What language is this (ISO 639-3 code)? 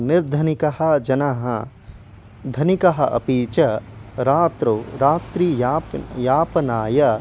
san